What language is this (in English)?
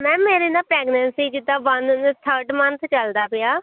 Punjabi